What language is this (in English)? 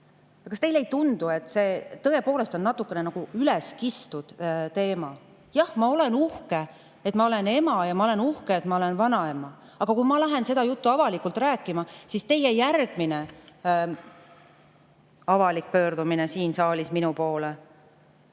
Estonian